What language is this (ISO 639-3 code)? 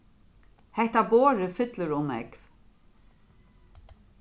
fao